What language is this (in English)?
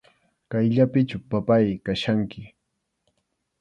Arequipa-La Unión Quechua